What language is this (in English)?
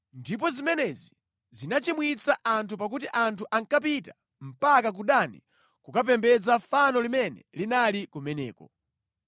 Nyanja